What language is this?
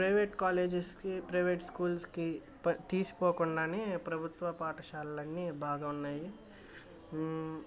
Telugu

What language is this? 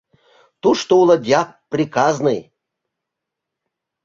Mari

